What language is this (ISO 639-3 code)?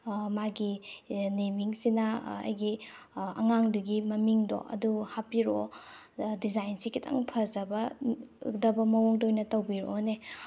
mni